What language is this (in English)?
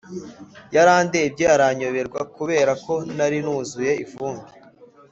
Kinyarwanda